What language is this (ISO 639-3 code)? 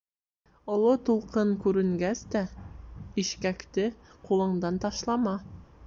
bak